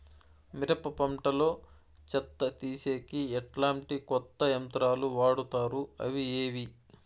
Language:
Telugu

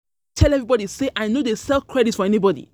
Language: Nigerian Pidgin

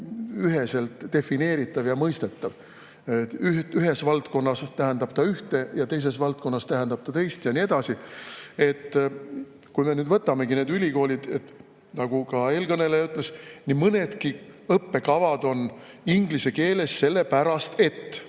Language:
Estonian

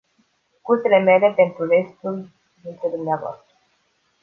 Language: Romanian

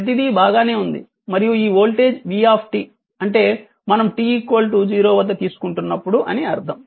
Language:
Telugu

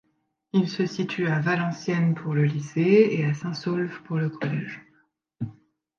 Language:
French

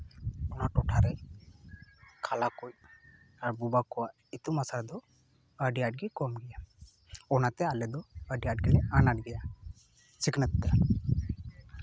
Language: Santali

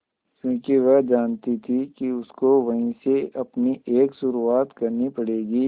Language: Hindi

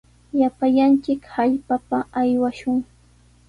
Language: Sihuas Ancash Quechua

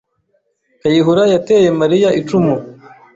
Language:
Kinyarwanda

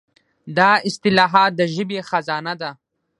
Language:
Pashto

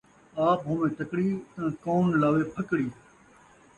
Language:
Saraiki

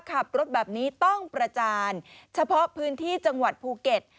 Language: Thai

